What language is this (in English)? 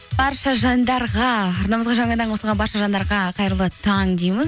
Kazakh